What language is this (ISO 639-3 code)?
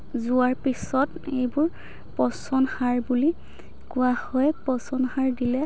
asm